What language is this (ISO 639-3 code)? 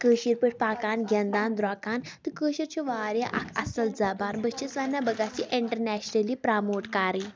kas